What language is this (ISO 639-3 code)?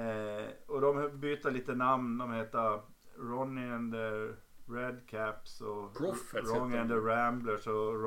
swe